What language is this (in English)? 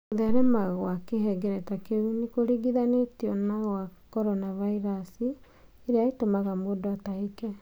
Kikuyu